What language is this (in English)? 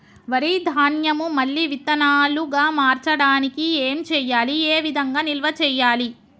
Telugu